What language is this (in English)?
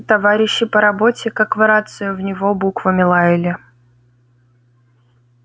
Russian